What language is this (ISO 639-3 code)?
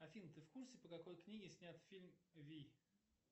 rus